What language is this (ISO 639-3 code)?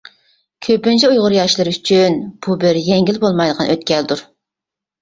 uig